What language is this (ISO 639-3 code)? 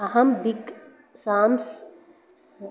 san